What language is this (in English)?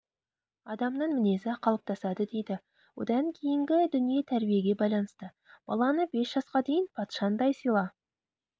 Kazakh